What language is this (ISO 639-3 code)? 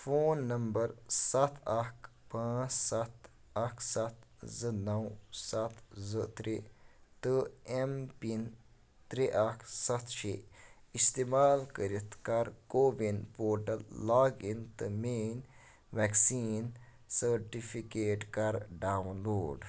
kas